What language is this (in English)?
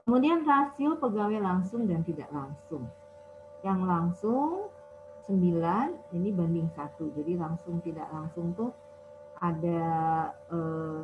Indonesian